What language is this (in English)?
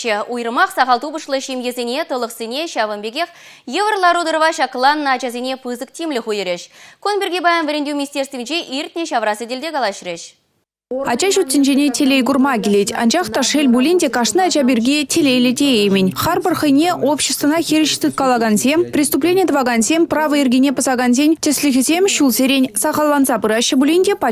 Russian